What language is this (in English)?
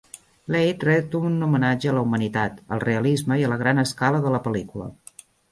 Catalan